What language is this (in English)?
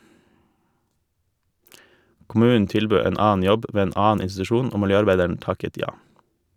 Norwegian